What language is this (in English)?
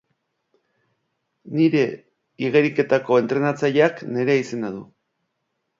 Basque